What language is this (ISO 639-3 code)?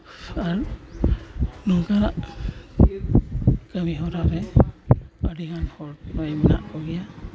sat